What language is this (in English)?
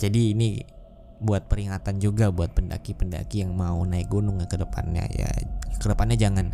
Indonesian